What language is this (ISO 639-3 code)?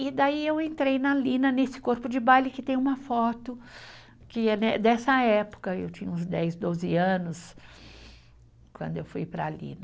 por